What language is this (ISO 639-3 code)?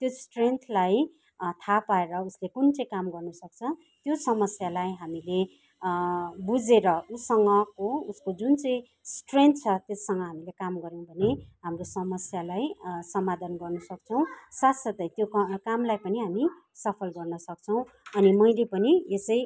nep